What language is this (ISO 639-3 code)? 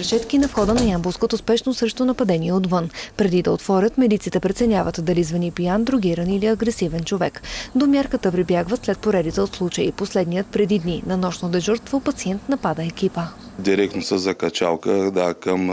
bul